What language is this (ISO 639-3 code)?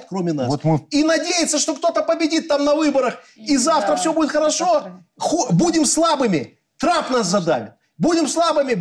rus